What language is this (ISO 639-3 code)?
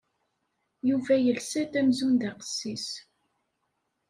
kab